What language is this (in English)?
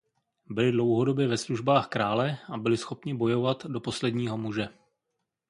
Czech